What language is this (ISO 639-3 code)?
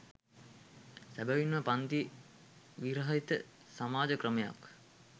sin